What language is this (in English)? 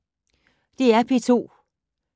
Danish